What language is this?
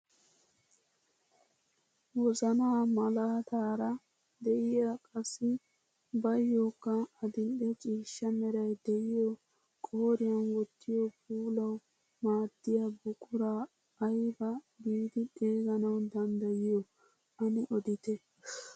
Wolaytta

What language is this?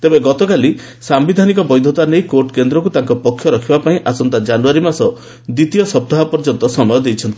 Odia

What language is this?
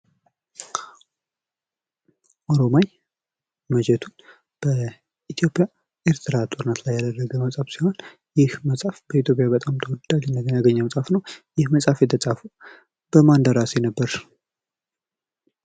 Amharic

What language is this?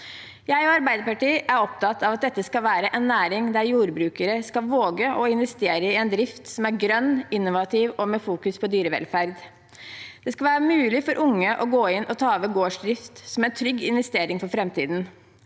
Norwegian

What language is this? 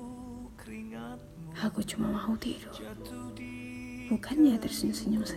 Malay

